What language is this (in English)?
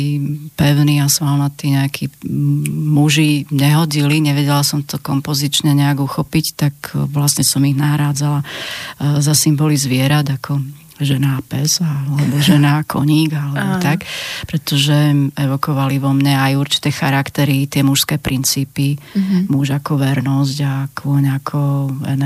Slovak